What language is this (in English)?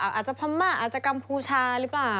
Thai